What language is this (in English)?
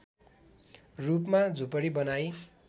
Nepali